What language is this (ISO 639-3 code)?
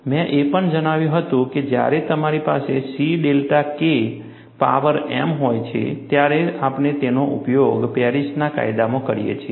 guj